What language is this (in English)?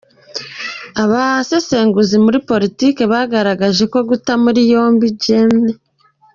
Kinyarwanda